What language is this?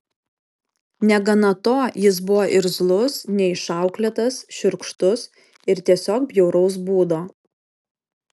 Lithuanian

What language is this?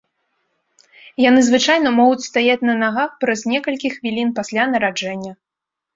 Belarusian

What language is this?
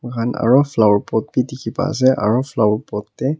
Naga Pidgin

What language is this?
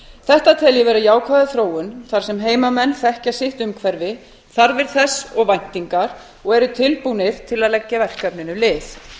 Icelandic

